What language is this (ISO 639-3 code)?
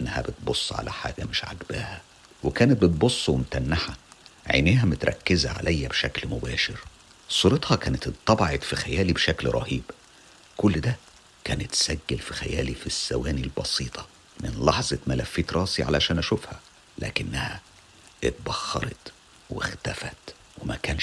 ara